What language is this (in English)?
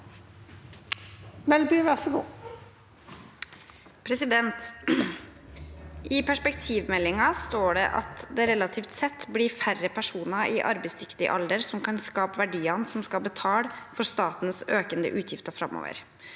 Norwegian